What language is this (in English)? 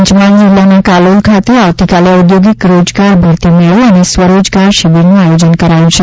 Gujarati